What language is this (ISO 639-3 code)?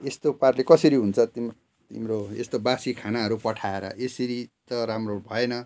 nep